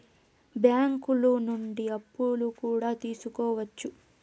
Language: Telugu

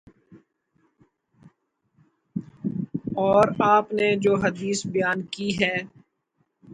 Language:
Urdu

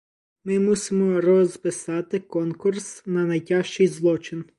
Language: Ukrainian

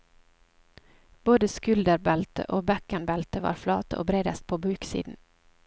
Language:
Norwegian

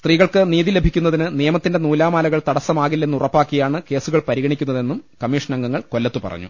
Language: Malayalam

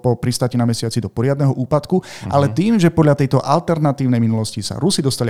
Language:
Slovak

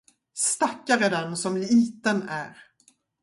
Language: Swedish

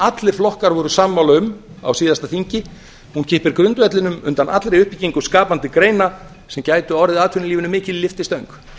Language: Icelandic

